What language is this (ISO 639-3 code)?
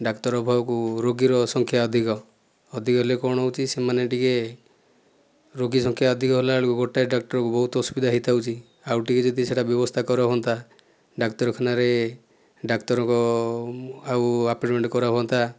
ori